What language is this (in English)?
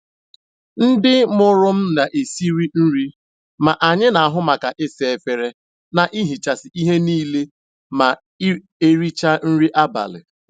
Igbo